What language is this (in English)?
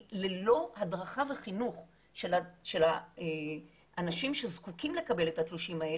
Hebrew